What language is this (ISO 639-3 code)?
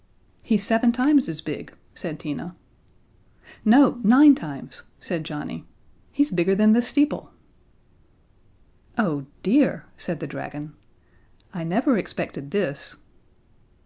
eng